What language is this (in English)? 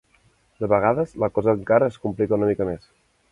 Catalan